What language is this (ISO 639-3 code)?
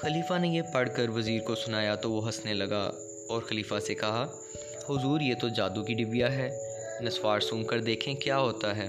urd